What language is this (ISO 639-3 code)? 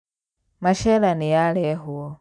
kik